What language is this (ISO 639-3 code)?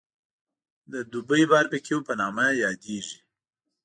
pus